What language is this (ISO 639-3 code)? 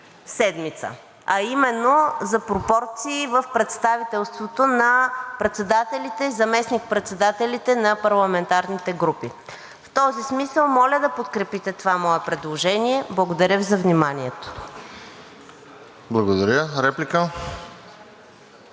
bul